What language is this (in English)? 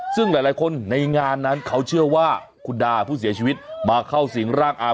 Thai